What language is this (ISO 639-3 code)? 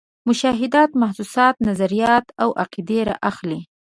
pus